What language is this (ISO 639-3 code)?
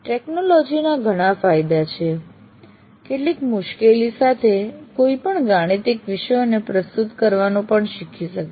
guj